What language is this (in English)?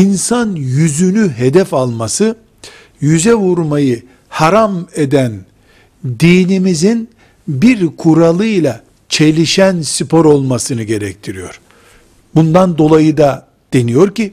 Turkish